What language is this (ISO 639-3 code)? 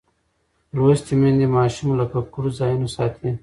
pus